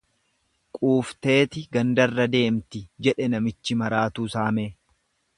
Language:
Oromo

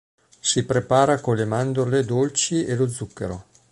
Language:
Italian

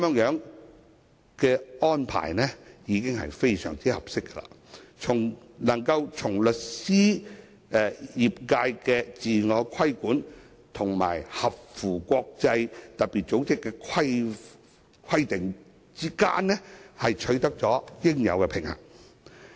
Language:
Cantonese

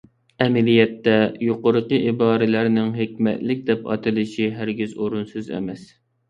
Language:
Uyghur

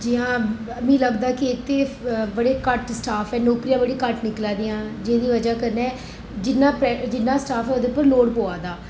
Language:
Dogri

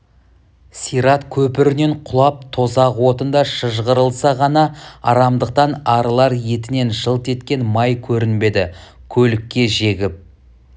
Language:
Kazakh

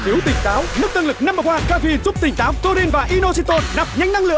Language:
Vietnamese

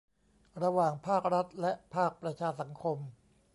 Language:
Thai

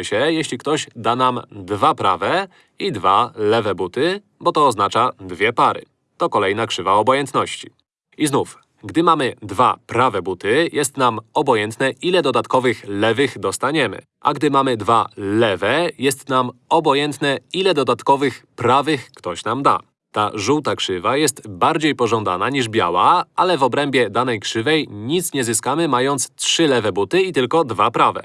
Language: Polish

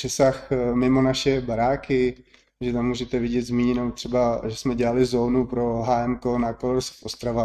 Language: Czech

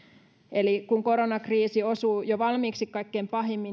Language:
Finnish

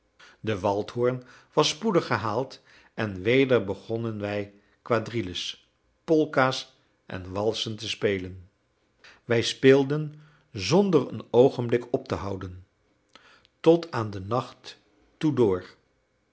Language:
Dutch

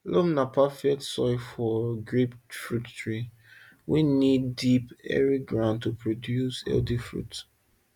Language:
Nigerian Pidgin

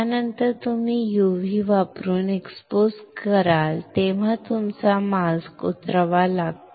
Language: Marathi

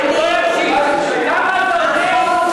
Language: Hebrew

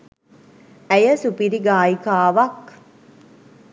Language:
Sinhala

